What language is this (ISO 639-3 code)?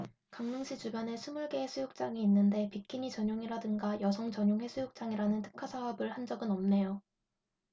kor